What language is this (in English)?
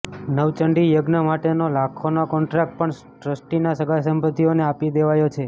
Gujarati